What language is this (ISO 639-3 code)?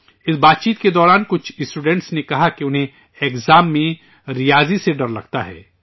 urd